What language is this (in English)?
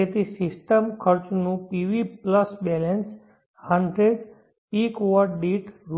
Gujarati